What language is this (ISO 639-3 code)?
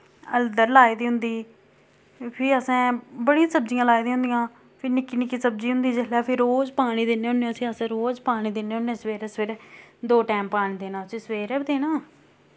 doi